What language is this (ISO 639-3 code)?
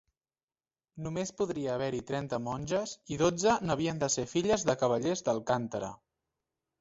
cat